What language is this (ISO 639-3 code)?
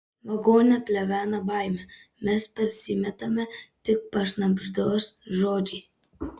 lit